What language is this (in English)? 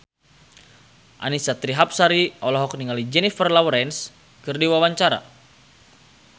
Sundanese